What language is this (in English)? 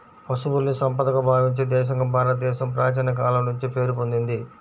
Telugu